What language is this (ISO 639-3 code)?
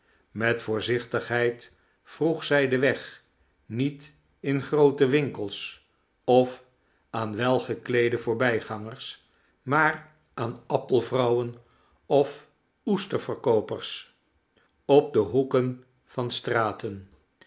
nld